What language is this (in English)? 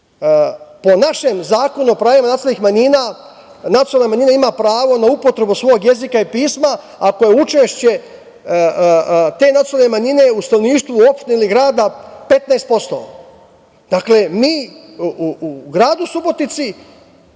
Serbian